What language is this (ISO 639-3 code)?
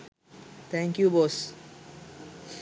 sin